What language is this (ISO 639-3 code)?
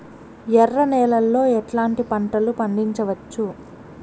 tel